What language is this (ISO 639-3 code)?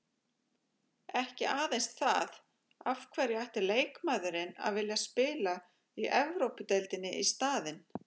isl